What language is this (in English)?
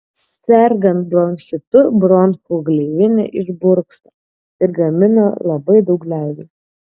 Lithuanian